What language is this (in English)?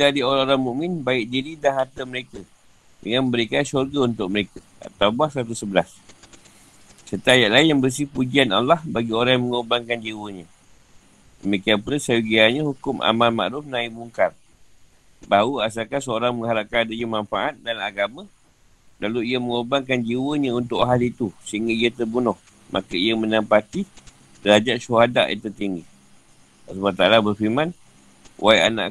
Malay